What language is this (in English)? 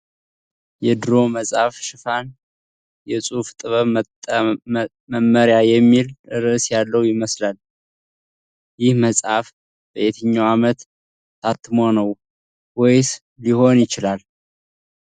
Amharic